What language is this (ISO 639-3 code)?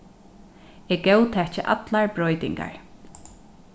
fao